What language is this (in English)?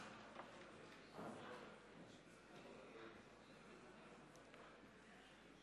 Hebrew